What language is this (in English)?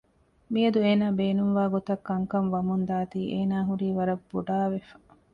Divehi